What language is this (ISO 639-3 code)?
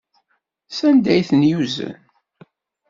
kab